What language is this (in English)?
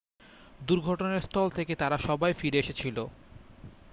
Bangla